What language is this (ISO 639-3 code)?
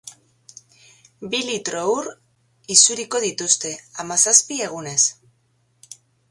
eus